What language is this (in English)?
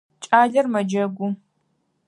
Adyghe